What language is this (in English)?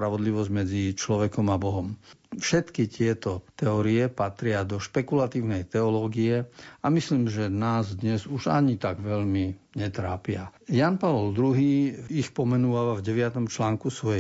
Slovak